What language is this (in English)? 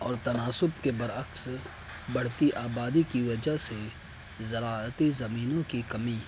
Urdu